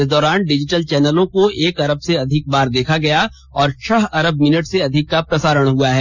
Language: Hindi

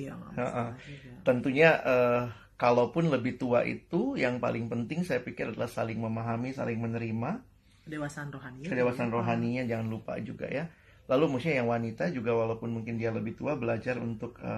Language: Indonesian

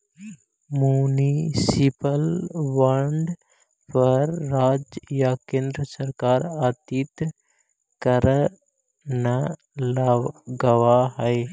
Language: Magahi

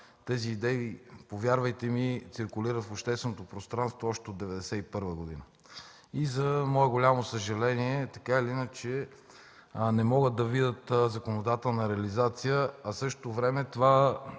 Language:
Bulgarian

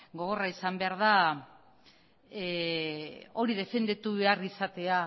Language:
Basque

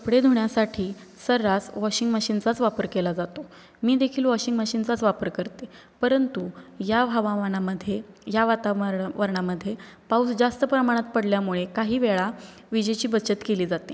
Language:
Marathi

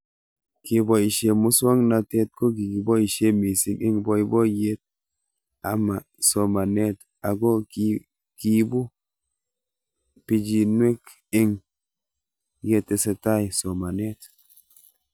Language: Kalenjin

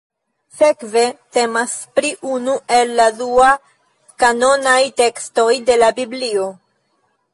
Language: Esperanto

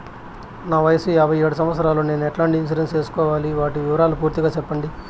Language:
Telugu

